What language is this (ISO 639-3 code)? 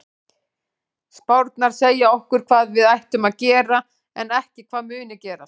isl